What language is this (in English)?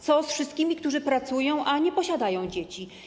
Polish